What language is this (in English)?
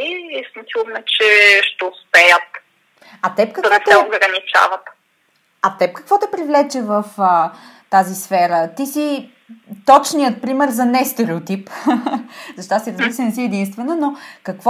Bulgarian